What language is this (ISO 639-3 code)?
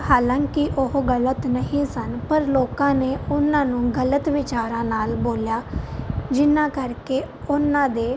pan